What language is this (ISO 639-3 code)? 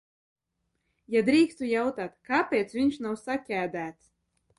lav